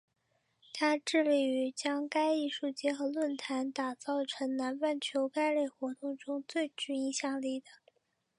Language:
Chinese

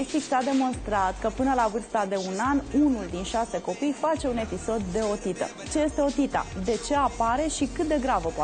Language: Romanian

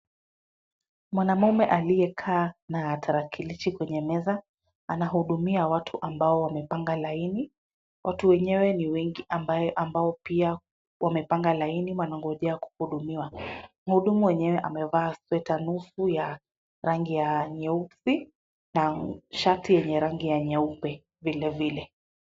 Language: Swahili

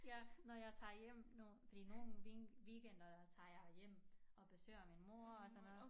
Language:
Danish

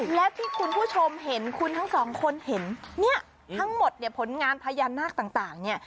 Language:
Thai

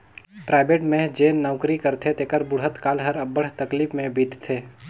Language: Chhattisgarhi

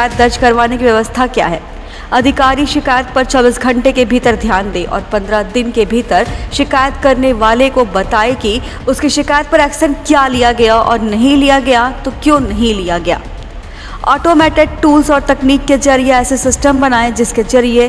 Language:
Hindi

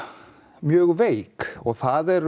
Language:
Icelandic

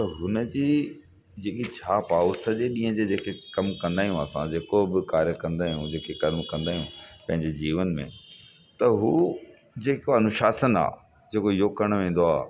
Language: Sindhi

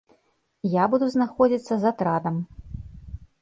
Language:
Belarusian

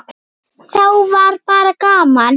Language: Icelandic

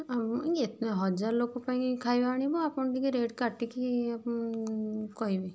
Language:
Odia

